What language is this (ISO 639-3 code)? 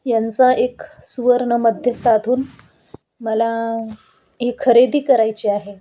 mar